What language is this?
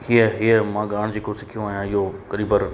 Sindhi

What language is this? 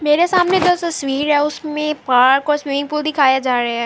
Urdu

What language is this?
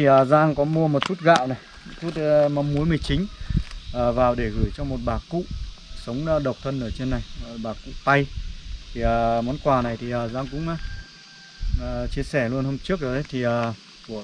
Vietnamese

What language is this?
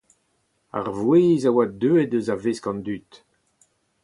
Breton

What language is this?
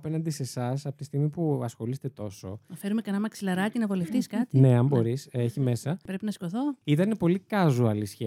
Greek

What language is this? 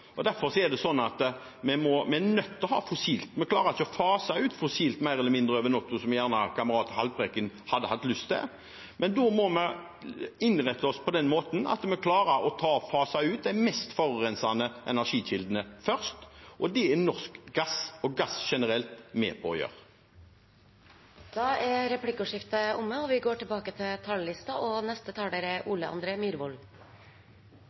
Norwegian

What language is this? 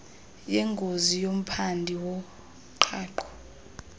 Xhosa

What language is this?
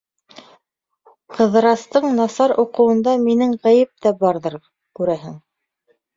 Bashkir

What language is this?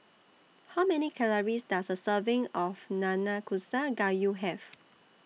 English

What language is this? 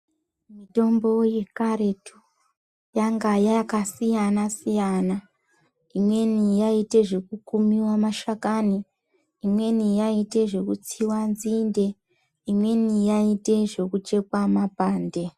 Ndau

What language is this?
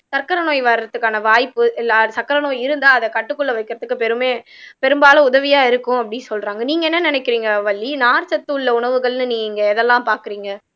Tamil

